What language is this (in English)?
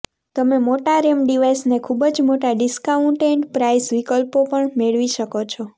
Gujarati